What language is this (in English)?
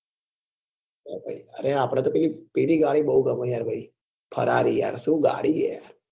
Gujarati